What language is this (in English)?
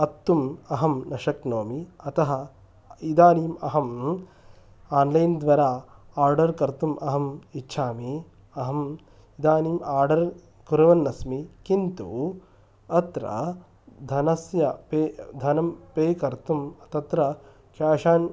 Sanskrit